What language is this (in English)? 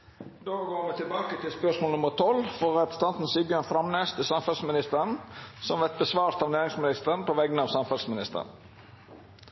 Norwegian Nynorsk